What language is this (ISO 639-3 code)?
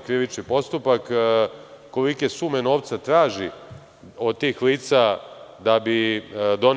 srp